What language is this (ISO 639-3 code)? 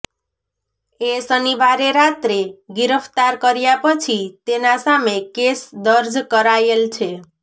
guj